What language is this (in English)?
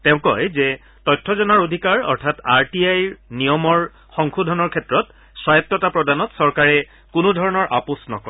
Assamese